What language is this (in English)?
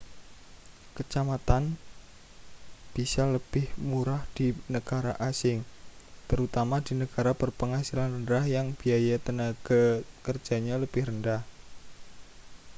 Indonesian